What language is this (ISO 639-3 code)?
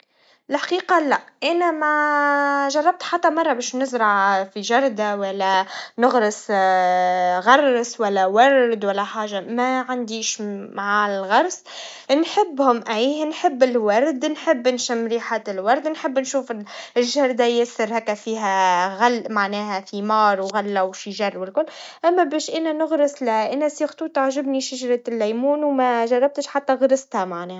aeb